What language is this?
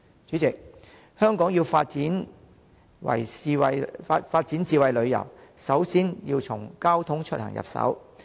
Cantonese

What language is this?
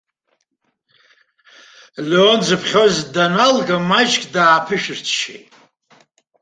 Abkhazian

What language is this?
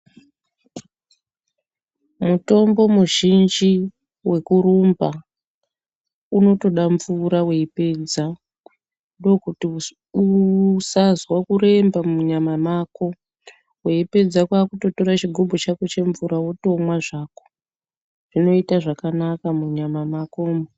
Ndau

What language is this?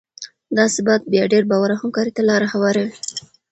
Pashto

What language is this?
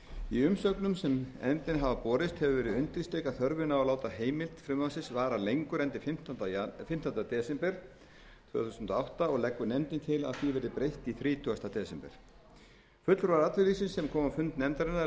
Icelandic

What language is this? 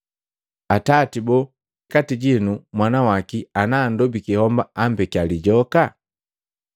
Matengo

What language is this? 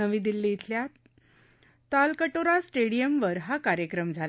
Marathi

